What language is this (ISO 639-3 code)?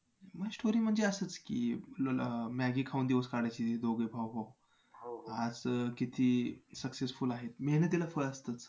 mar